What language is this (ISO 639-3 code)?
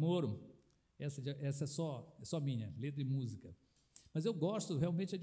por